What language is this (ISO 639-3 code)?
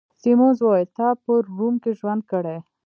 pus